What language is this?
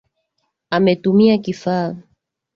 Swahili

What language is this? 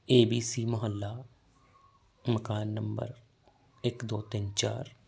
Punjabi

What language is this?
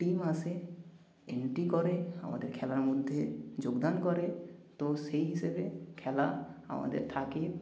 Bangla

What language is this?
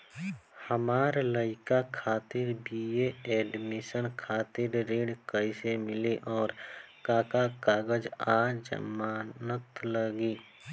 Bhojpuri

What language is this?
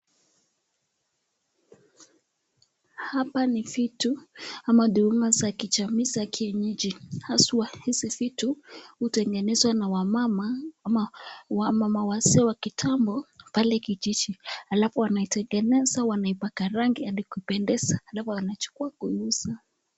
Swahili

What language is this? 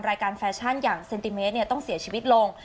Thai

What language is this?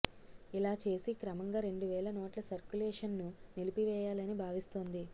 Telugu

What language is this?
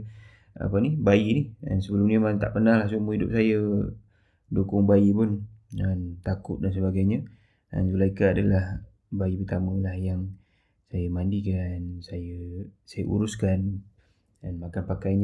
Malay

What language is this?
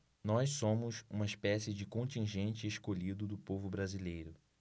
Portuguese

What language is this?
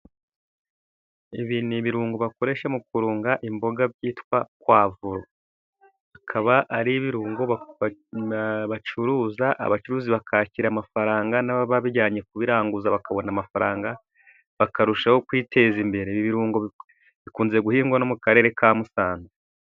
Kinyarwanda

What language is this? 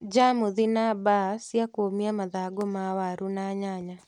Kikuyu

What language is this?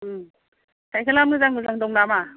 Bodo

